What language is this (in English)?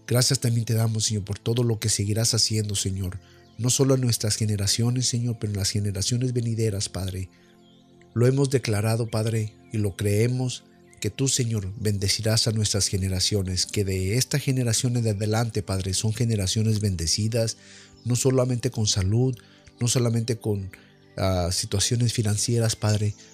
Spanish